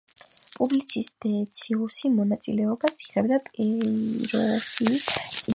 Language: Georgian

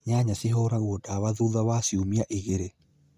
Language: Kikuyu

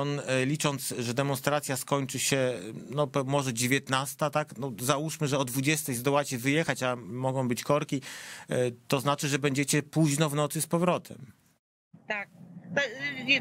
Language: Polish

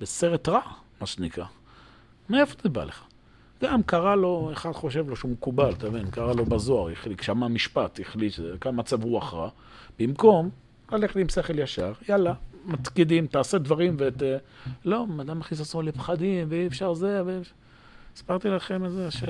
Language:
Hebrew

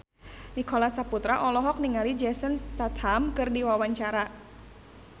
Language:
Sundanese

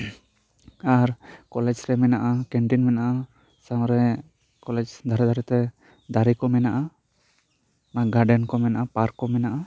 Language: Santali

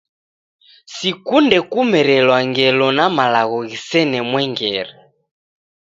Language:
Taita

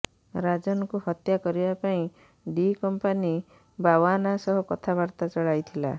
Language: Odia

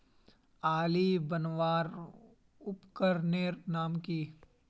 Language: Magahi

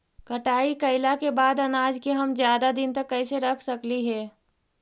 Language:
Magahi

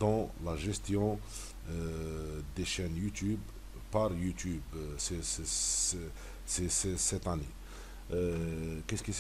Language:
French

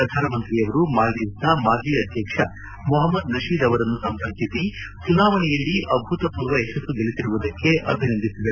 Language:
Kannada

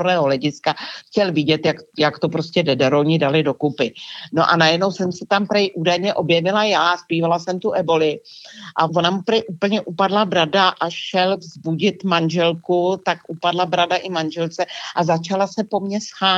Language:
Czech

